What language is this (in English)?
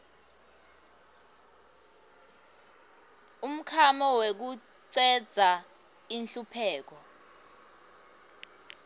Swati